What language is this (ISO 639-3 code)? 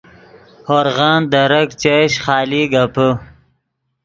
ydg